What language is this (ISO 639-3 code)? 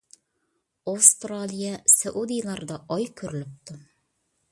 uig